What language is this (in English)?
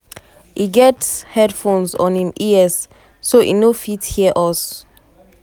Nigerian Pidgin